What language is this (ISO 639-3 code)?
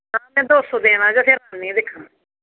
doi